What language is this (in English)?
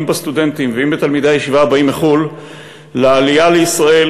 Hebrew